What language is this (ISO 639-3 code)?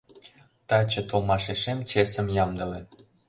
chm